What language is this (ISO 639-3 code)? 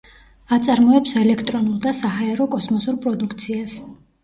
kat